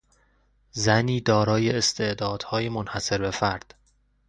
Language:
Persian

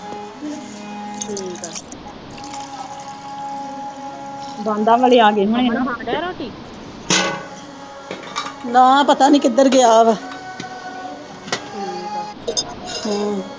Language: Punjabi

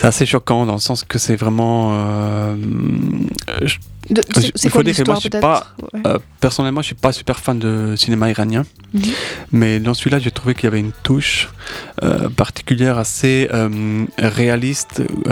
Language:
French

